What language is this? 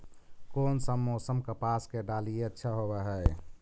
Magahi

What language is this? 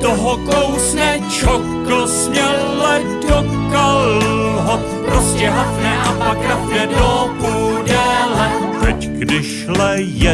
Czech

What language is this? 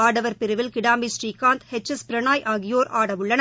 Tamil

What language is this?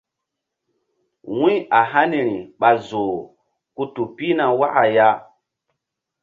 Mbum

